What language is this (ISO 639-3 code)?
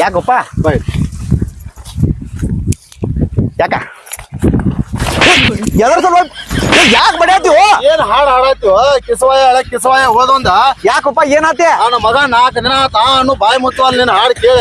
kan